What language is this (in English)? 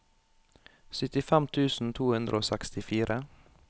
Norwegian